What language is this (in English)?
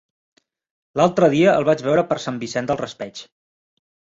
Catalan